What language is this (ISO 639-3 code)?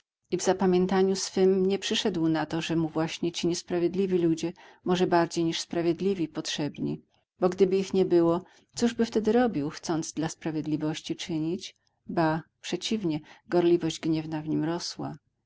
pol